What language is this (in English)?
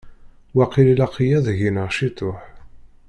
Kabyle